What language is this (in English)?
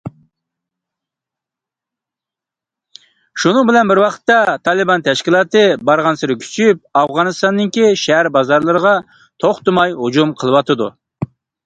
Uyghur